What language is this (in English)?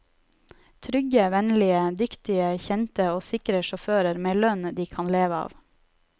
Norwegian